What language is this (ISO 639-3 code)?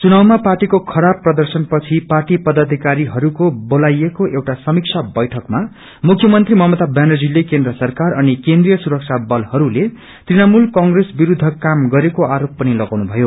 nep